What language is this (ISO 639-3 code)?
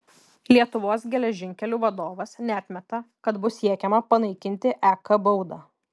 lit